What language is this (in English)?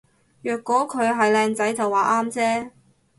Cantonese